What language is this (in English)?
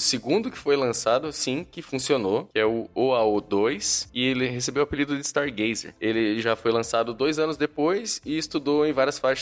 Portuguese